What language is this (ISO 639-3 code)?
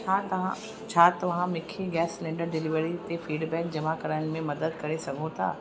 snd